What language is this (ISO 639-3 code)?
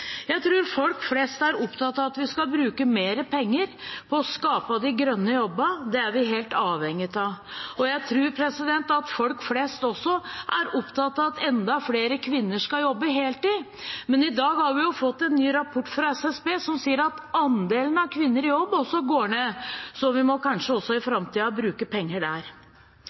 nob